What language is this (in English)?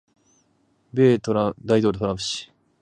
Japanese